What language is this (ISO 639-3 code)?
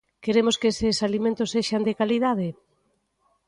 glg